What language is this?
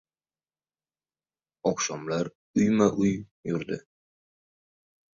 Uzbek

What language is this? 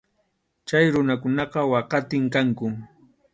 Arequipa-La Unión Quechua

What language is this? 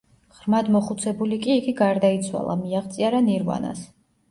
Georgian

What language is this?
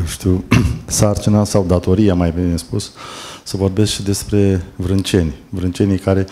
Romanian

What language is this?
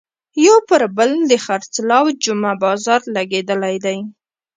Pashto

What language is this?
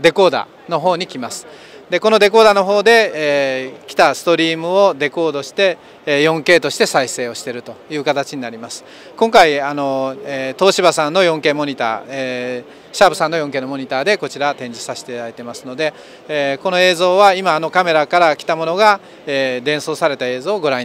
Japanese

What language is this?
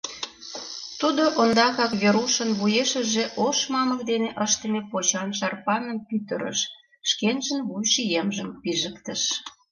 Mari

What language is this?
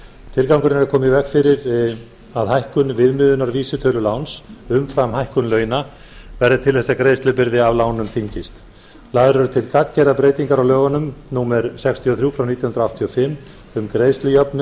Icelandic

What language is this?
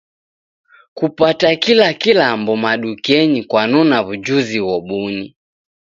Taita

